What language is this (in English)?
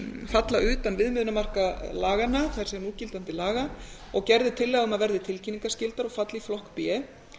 Icelandic